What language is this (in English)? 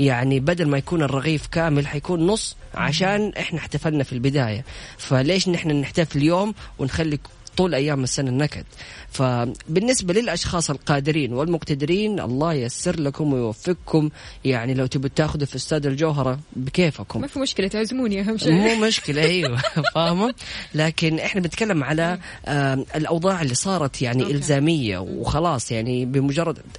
Arabic